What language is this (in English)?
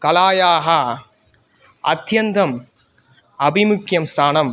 Sanskrit